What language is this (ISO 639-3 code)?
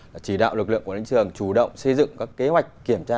vie